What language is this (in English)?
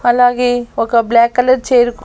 Telugu